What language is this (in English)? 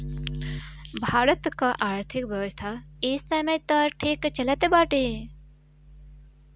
Bhojpuri